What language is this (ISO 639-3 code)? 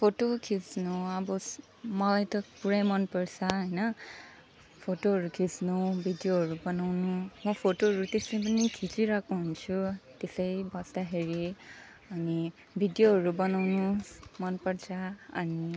nep